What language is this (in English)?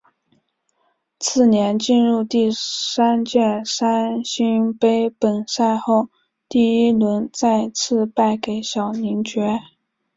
Chinese